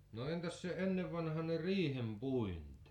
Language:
Finnish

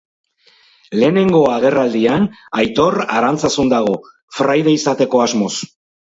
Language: Basque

